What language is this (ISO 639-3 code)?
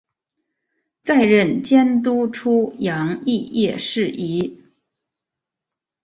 zho